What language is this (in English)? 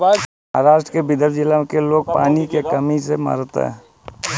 Bhojpuri